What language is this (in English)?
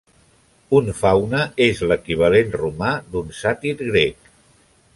Catalan